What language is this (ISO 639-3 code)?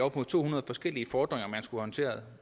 dan